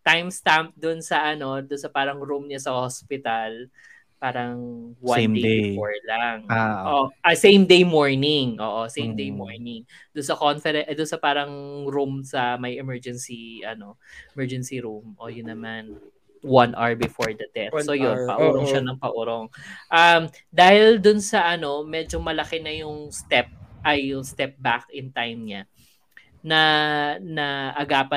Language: Filipino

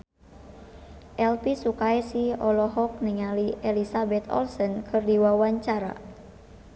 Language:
Sundanese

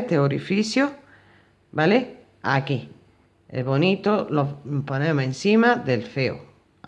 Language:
Spanish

